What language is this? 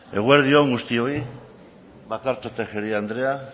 Basque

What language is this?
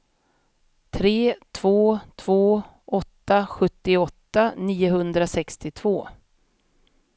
Swedish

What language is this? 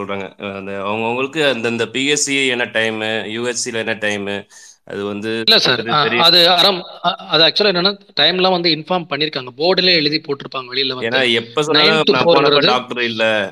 Tamil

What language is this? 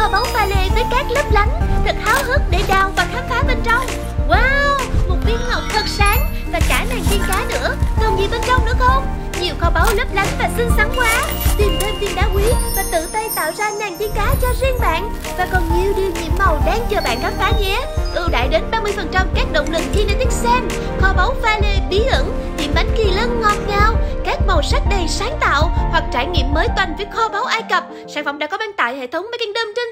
Vietnamese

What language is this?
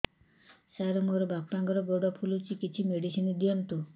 Odia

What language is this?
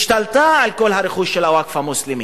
Hebrew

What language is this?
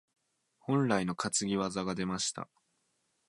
Japanese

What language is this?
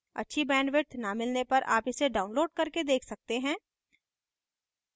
Hindi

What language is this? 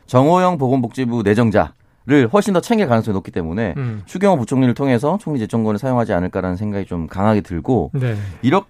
Korean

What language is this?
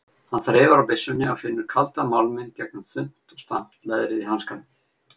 Icelandic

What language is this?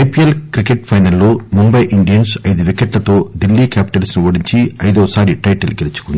Telugu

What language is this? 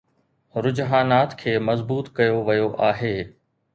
Sindhi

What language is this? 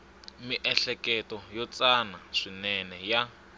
Tsonga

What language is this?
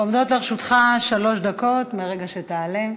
Hebrew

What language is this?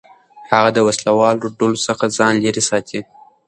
Pashto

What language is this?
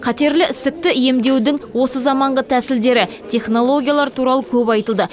Kazakh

